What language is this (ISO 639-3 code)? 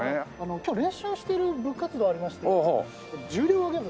jpn